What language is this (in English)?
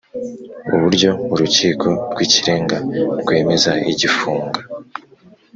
Kinyarwanda